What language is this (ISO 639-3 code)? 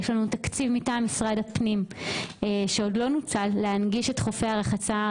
heb